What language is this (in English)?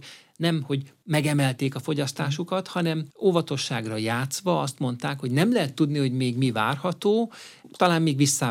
Hungarian